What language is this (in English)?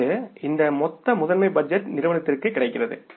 Tamil